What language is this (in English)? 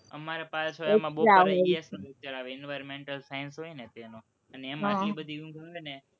Gujarati